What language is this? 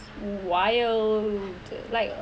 English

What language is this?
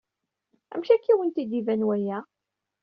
Kabyle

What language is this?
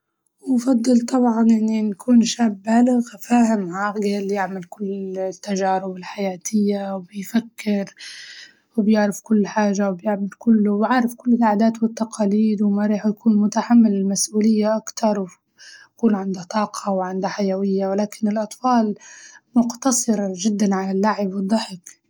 Libyan Arabic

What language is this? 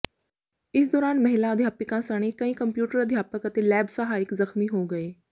Punjabi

